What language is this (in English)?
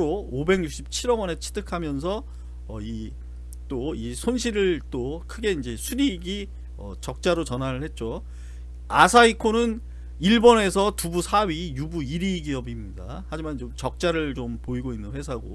Korean